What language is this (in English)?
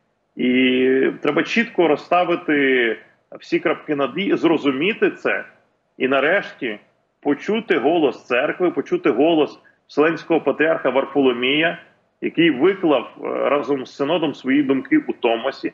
Ukrainian